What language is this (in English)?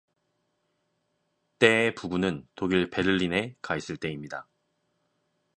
Korean